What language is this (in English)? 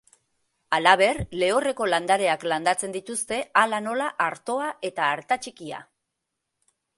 Basque